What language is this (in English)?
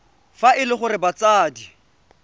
Tswana